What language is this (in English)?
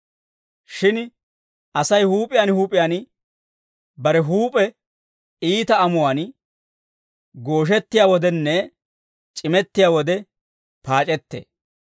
Dawro